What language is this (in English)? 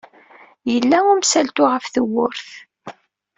Kabyle